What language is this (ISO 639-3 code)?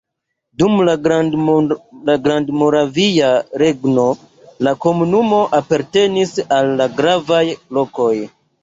epo